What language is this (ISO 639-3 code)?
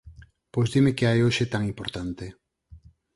glg